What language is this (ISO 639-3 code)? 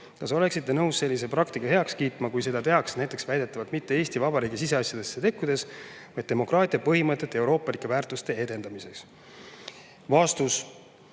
est